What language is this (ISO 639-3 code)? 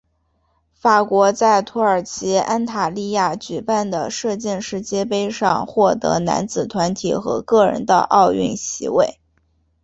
zho